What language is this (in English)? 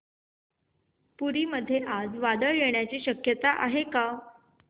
Marathi